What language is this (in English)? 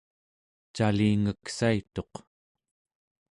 Central Yupik